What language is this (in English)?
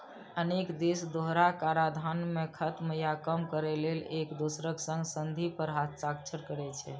Maithili